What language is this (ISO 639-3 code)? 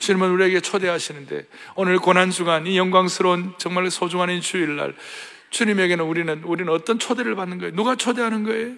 kor